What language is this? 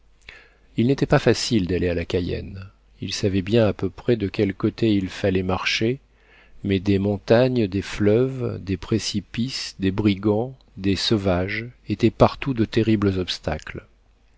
French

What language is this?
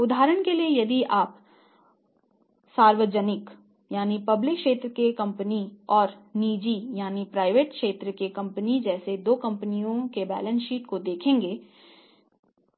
Hindi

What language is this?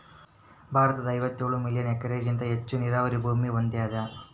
Kannada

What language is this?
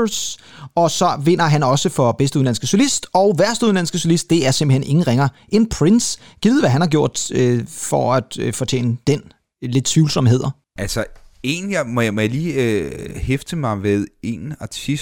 Danish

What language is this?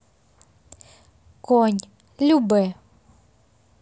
Russian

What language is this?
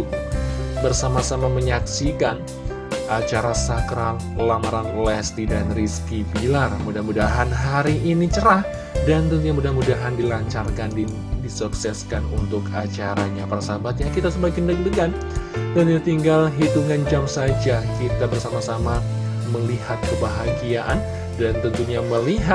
Indonesian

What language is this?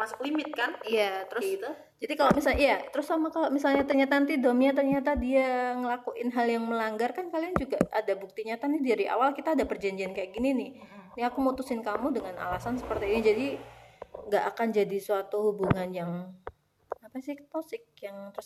Indonesian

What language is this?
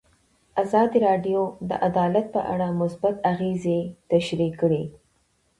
Pashto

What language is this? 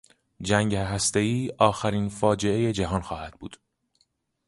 Persian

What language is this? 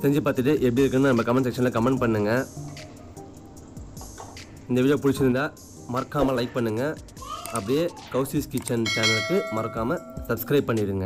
Hindi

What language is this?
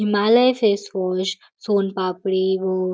Marathi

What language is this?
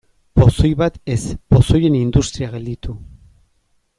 Basque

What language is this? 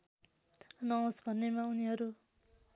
Nepali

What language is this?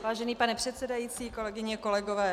Czech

